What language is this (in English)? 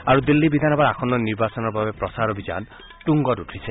Assamese